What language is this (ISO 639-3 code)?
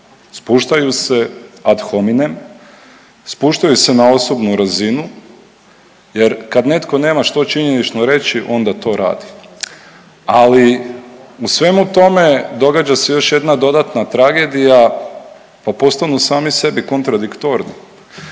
hrv